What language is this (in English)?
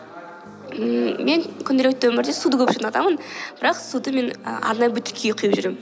Kazakh